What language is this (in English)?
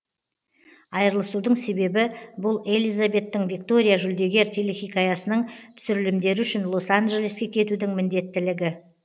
Kazakh